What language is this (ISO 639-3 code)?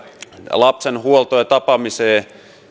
fin